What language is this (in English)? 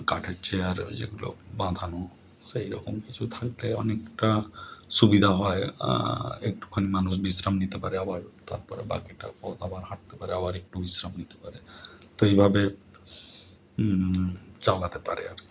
Bangla